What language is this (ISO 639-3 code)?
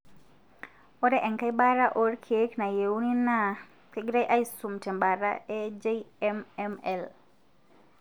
mas